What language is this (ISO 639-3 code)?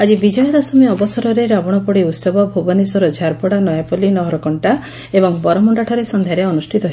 ori